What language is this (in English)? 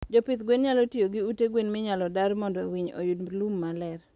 Luo (Kenya and Tanzania)